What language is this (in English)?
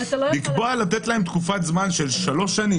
Hebrew